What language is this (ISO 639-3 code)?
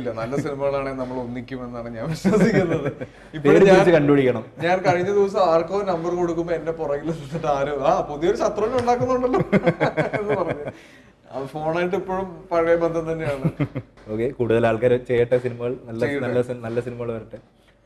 mal